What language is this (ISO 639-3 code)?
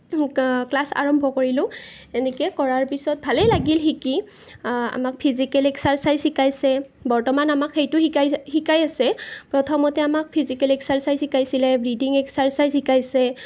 asm